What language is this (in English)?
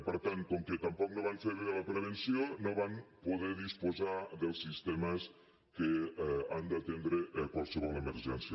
Catalan